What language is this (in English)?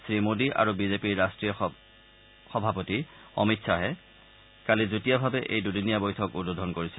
Assamese